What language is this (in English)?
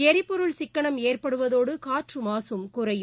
Tamil